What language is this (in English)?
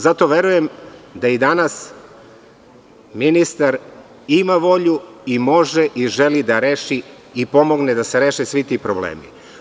Serbian